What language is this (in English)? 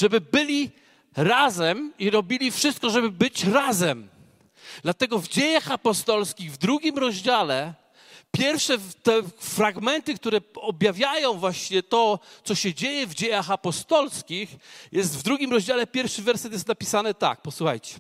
Polish